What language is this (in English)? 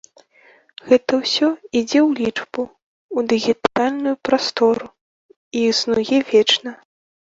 Belarusian